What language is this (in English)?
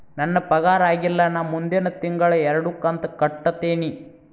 Kannada